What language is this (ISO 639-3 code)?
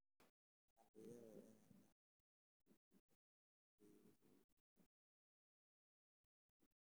som